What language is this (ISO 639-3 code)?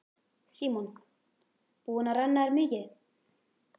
isl